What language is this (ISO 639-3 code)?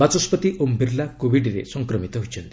ori